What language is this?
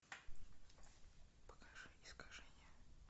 Russian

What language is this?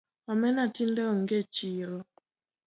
Luo (Kenya and Tanzania)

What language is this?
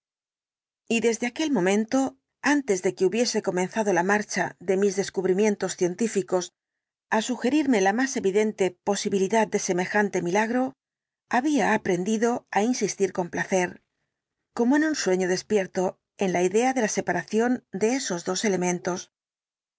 Spanish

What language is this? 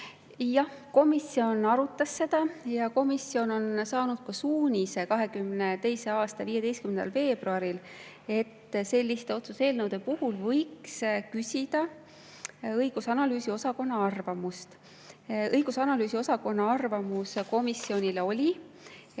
Estonian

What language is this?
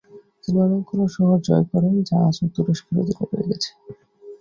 Bangla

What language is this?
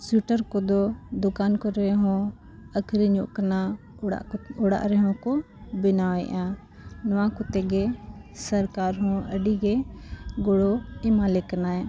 Santali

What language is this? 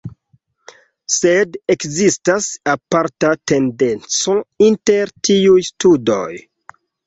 Esperanto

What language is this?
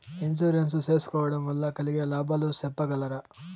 Telugu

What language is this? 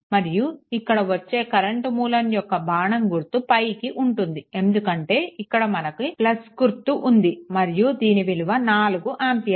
Telugu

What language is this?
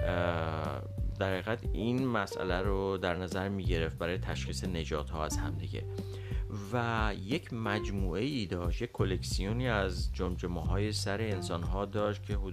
Persian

